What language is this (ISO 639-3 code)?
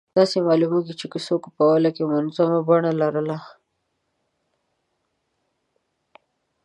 pus